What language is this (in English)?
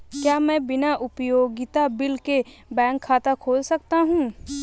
Hindi